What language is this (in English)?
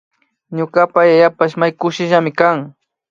Imbabura Highland Quichua